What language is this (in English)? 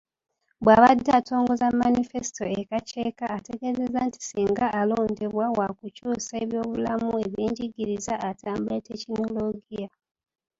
Ganda